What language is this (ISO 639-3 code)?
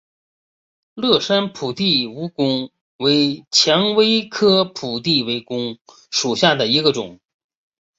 zho